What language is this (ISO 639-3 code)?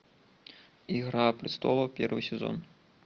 rus